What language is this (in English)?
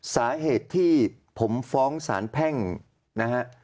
Thai